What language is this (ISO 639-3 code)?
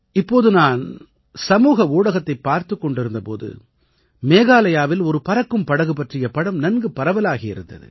tam